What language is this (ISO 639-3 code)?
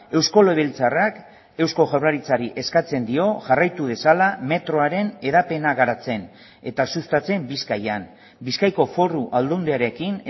eus